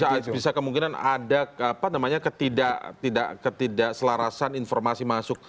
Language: Indonesian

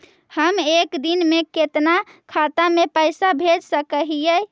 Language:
Magahi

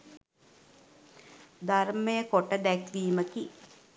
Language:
Sinhala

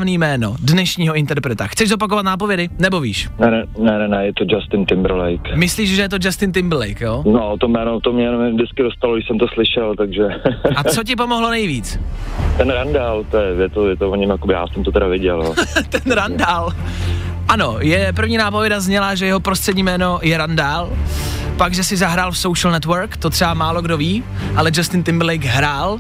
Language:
Czech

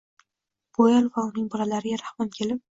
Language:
Uzbek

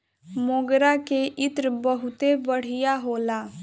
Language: Bhojpuri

